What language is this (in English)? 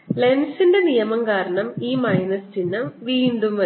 Malayalam